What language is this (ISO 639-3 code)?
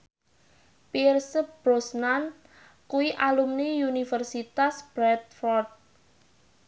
jav